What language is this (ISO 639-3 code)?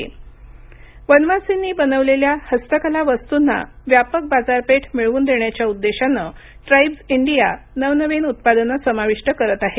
mar